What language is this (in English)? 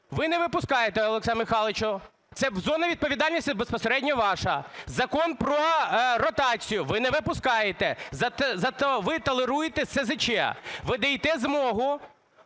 Ukrainian